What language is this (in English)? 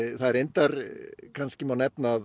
Icelandic